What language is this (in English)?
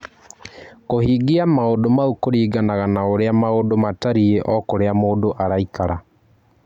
Kikuyu